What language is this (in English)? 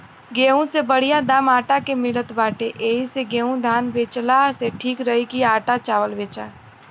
Bhojpuri